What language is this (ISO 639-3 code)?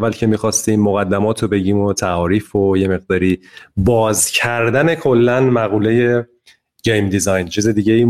fas